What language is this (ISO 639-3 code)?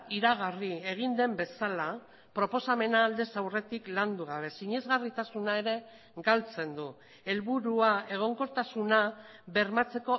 eus